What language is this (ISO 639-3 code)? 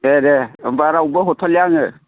brx